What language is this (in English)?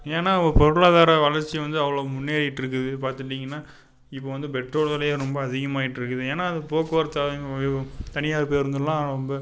Tamil